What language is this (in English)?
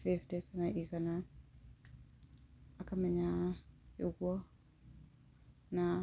Kikuyu